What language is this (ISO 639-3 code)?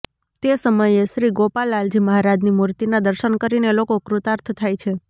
guj